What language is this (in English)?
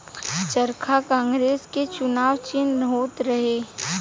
Bhojpuri